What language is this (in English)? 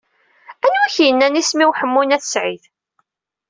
Kabyle